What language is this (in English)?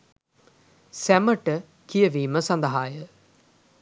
Sinhala